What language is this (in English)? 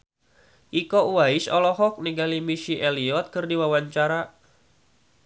Sundanese